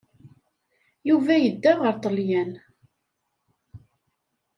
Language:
Kabyle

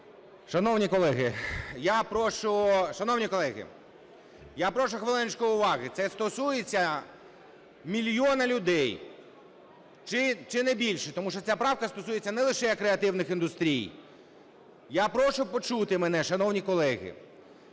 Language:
Ukrainian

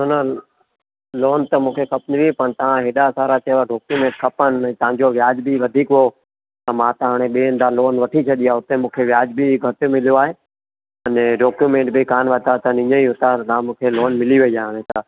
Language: Sindhi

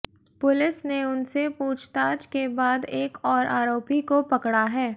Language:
Hindi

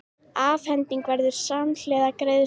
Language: Icelandic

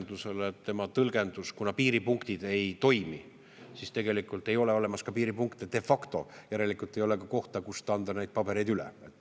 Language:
Estonian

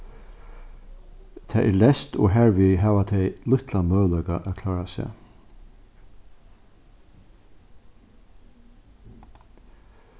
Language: Faroese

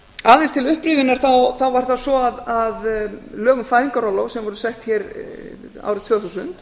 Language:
Icelandic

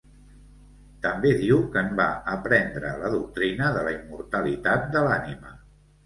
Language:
Catalan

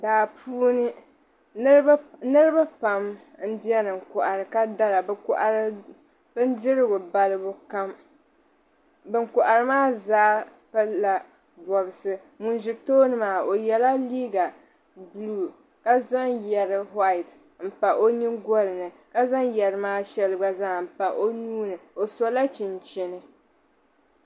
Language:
Dagbani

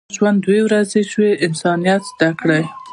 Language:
Pashto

